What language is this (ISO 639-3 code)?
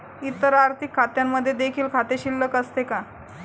mar